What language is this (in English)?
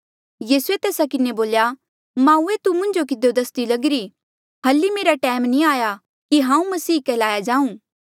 Mandeali